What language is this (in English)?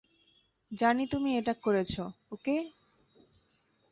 Bangla